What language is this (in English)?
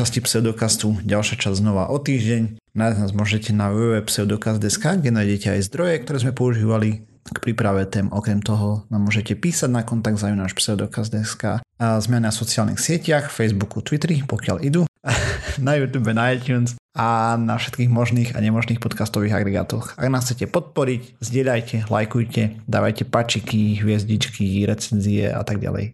Slovak